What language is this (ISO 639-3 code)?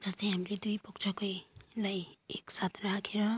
nep